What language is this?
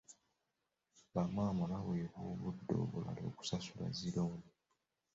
Ganda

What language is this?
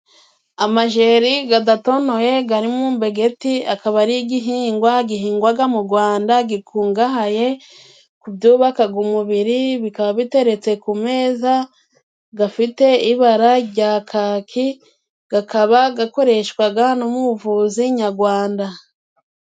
Kinyarwanda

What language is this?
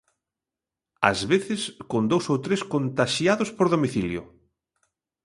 Galician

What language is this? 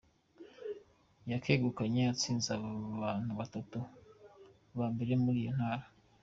Kinyarwanda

